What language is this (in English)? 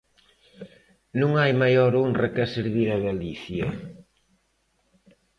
Galician